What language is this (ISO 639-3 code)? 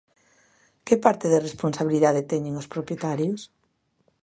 glg